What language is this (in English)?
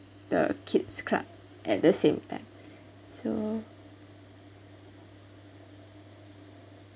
English